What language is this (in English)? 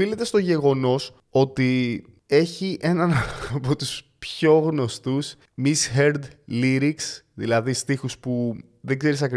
Greek